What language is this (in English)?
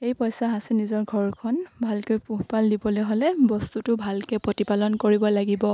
Assamese